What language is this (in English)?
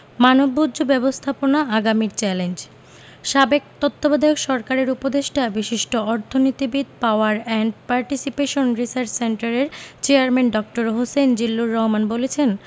Bangla